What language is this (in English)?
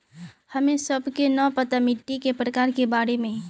Magahi